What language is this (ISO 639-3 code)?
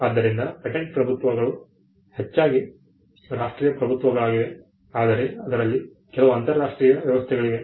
kan